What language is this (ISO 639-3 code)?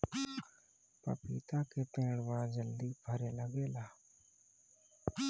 bho